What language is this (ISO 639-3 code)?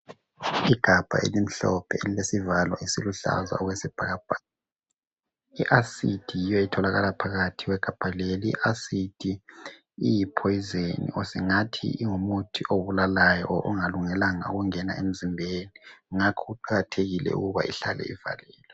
nde